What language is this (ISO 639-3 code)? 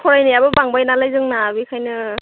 brx